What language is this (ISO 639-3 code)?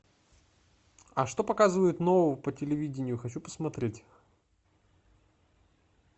rus